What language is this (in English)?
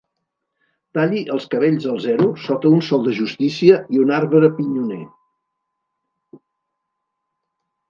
Catalan